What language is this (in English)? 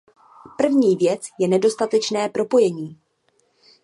Czech